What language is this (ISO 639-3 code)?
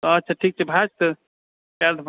mai